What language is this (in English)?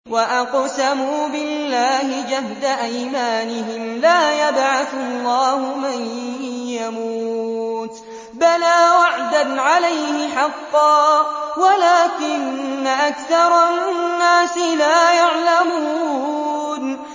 Arabic